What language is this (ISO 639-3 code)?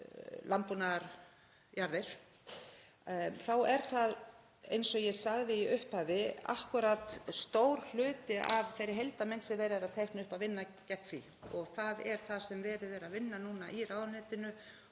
isl